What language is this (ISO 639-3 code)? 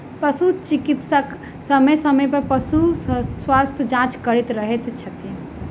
mai